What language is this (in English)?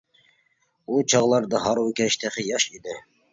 Uyghur